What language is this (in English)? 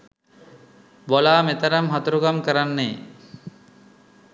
Sinhala